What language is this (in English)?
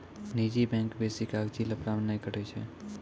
Maithili